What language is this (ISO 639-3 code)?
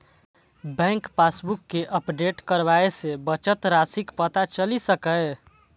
mai